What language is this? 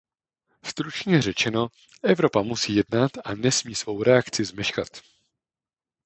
Czech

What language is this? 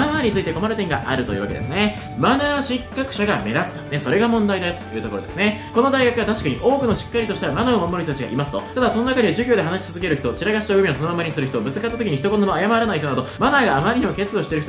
Japanese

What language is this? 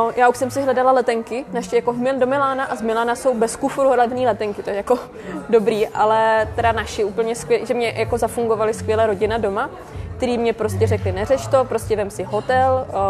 Czech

